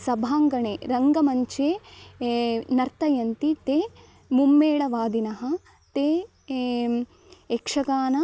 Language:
Sanskrit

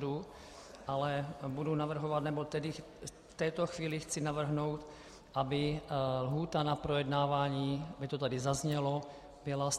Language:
Czech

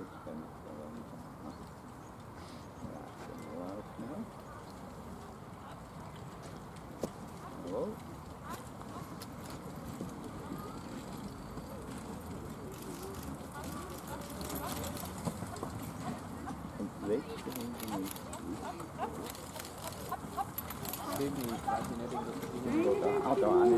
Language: Dutch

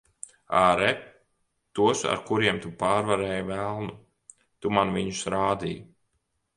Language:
Latvian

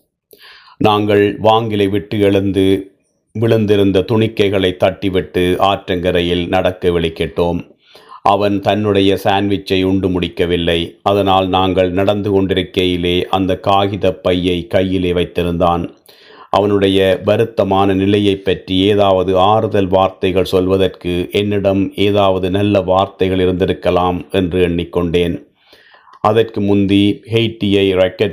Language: Tamil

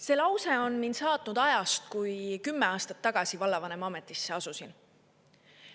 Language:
Estonian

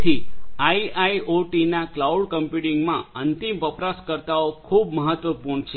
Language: Gujarati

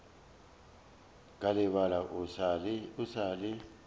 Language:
Northern Sotho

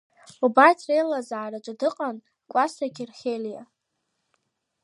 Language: Abkhazian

